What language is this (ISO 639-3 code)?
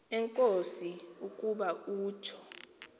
xho